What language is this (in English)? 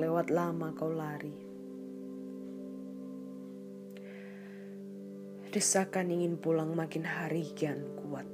Indonesian